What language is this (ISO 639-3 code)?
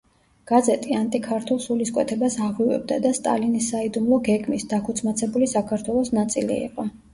kat